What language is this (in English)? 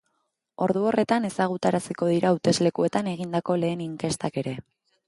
Basque